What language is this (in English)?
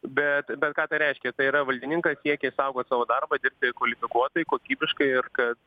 Lithuanian